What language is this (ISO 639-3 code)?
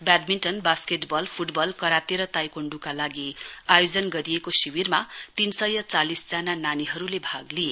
nep